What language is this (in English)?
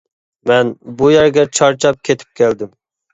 Uyghur